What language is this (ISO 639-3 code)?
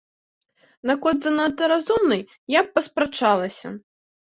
bel